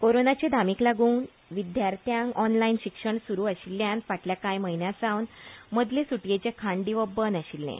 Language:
Konkani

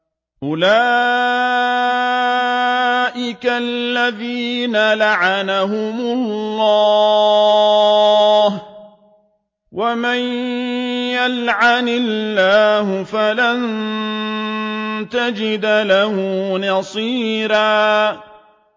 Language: Arabic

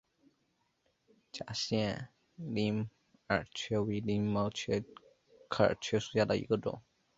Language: Chinese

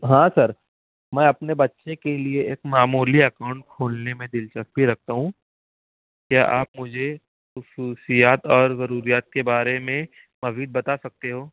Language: Urdu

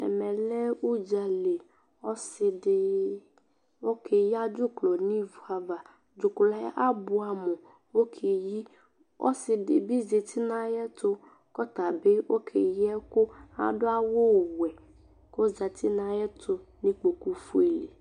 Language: Ikposo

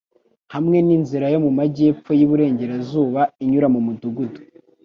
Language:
Kinyarwanda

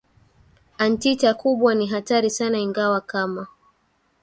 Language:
Swahili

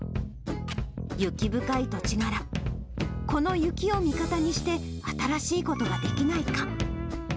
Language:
Japanese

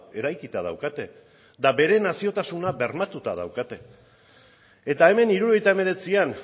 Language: Basque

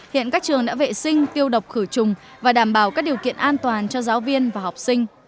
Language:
Vietnamese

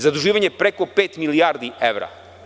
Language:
Serbian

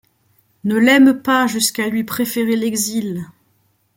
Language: French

